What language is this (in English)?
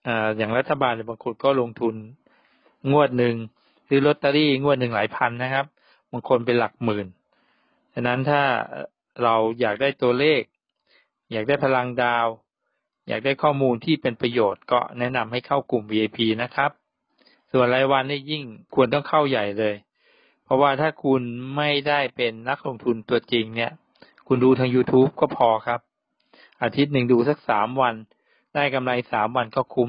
Thai